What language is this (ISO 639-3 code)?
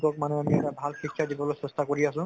asm